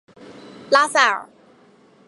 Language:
Chinese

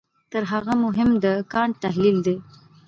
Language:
Pashto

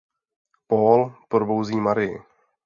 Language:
Czech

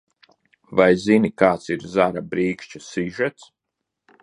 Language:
Latvian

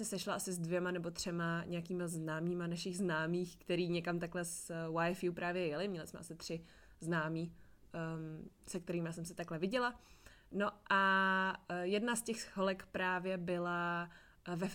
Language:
Czech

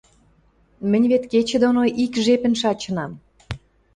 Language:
Western Mari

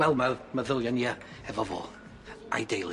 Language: Welsh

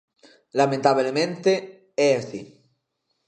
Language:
Galician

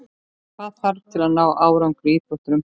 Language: Icelandic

